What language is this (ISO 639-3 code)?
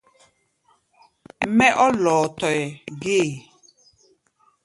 gba